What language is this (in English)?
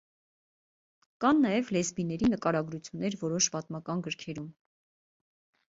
Armenian